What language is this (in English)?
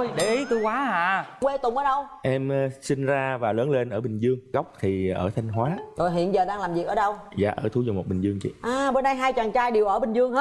Vietnamese